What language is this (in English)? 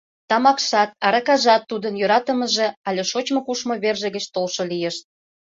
Mari